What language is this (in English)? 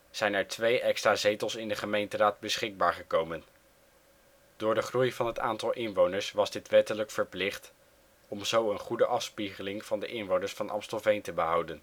Dutch